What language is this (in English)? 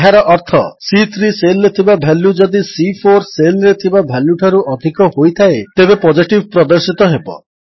Odia